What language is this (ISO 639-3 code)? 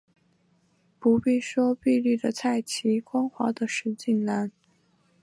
zho